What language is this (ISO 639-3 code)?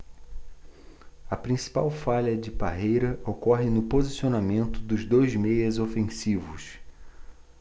por